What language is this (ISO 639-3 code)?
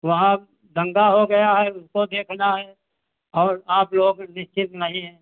hin